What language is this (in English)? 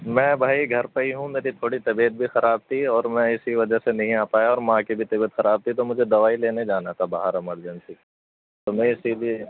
Urdu